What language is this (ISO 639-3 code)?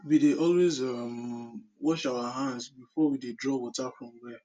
pcm